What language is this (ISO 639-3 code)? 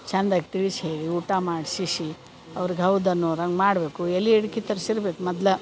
kan